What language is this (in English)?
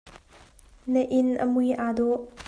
Hakha Chin